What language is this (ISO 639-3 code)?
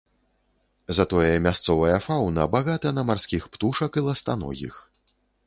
bel